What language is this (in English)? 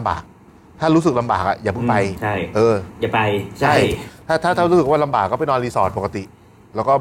Thai